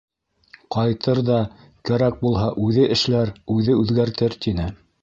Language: Bashkir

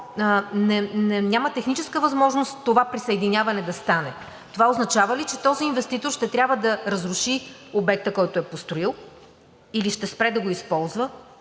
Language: Bulgarian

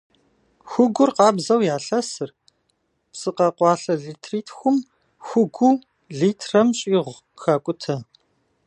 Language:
Kabardian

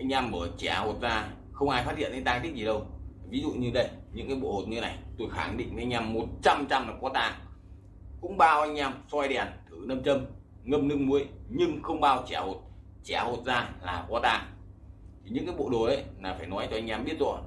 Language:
Vietnamese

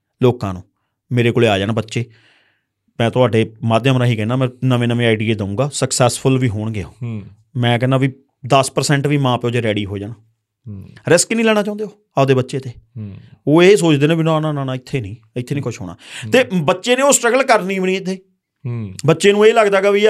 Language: Punjabi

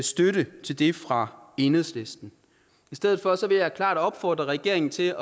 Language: Danish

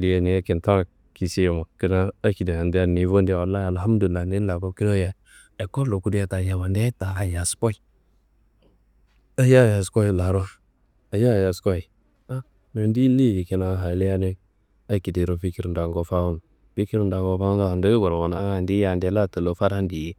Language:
Kanembu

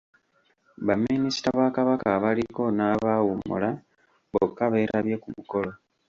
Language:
Ganda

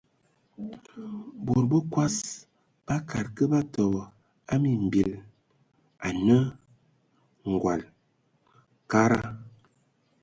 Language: Ewondo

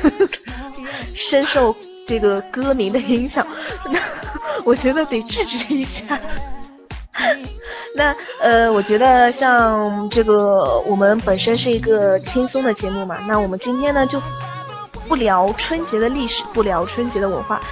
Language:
Chinese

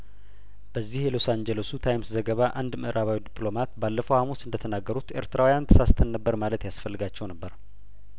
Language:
Amharic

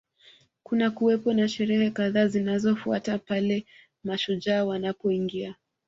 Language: Swahili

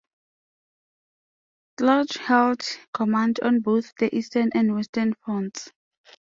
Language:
English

